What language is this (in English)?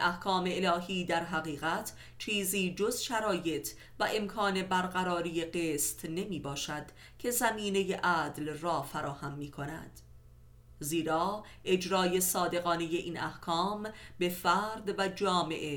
Persian